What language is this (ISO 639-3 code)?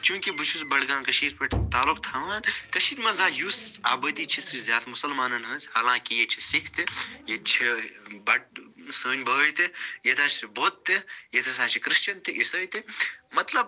kas